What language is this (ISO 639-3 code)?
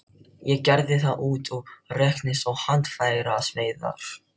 isl